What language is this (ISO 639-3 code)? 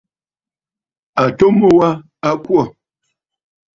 bfd